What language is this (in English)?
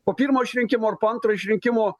Lithuanian